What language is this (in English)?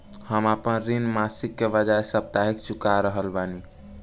Bhojpuri